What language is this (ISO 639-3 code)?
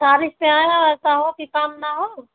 hin